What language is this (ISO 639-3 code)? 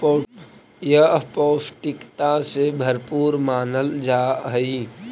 mag